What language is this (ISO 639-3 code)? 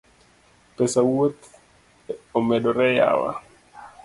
luo